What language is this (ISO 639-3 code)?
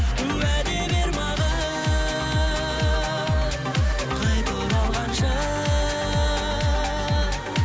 kaz